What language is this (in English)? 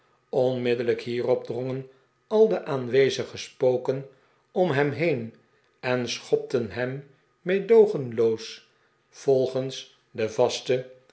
Dutch